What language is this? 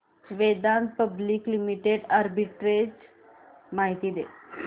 Marathi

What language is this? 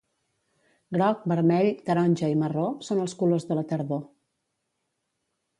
Catalan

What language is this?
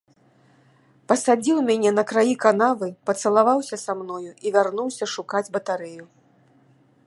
Belarusian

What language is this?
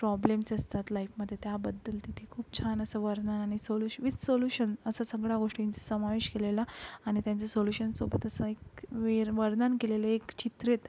Marathi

